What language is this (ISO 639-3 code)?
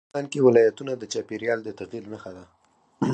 pus